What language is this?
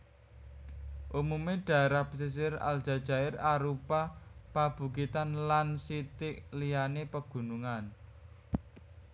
Javanese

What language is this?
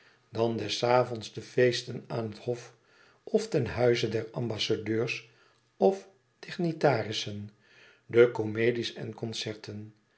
Dutch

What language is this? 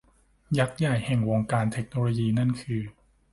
Thai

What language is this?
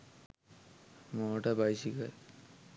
Sinhala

